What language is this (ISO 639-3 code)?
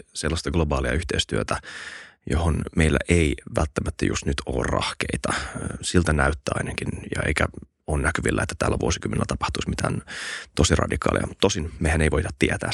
fin